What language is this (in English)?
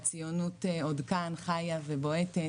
Hebrew